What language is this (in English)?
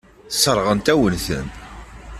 Kabyle